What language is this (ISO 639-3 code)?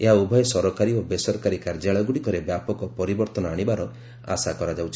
ori